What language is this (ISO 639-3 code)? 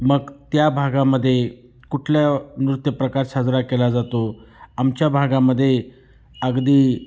mar